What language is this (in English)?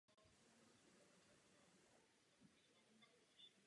Czech